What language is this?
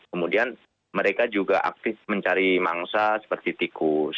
Indonesian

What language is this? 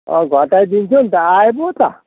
Nepali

